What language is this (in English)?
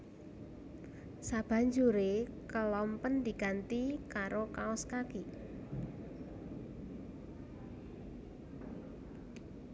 Javanese